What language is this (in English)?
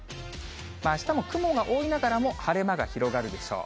Japanese